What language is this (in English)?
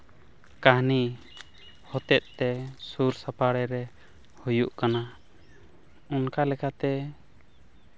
Santali